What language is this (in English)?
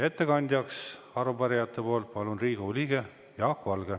Estonian